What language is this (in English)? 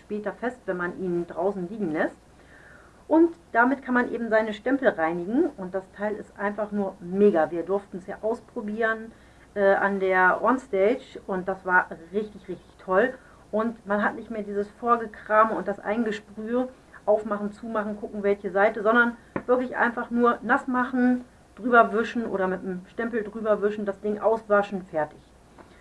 German